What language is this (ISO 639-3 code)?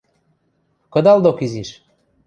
mrj